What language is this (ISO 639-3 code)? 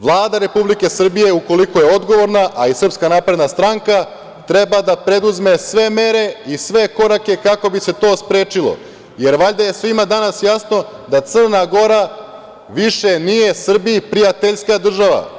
srp